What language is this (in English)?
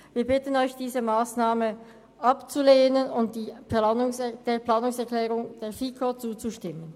Swiss German